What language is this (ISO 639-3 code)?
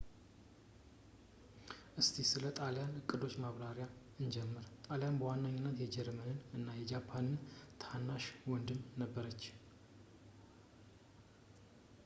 amh